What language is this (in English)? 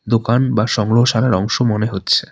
Bangla